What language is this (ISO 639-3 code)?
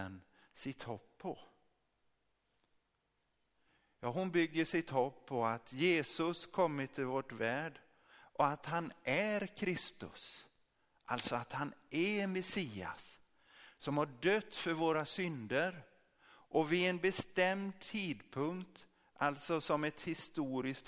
swe